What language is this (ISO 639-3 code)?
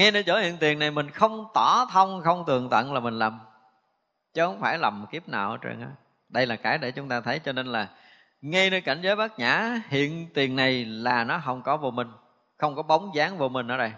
vie